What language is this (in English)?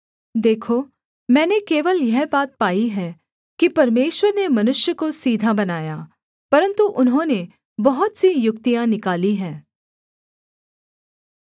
Hindi